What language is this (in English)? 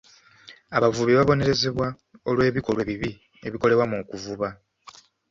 Ganda